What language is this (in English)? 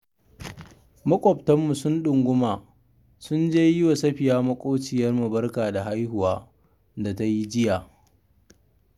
Hausa